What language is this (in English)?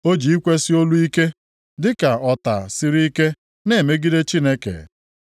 Igbo